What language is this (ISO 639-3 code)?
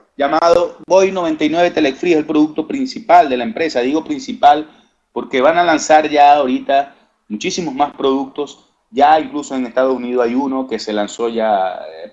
spa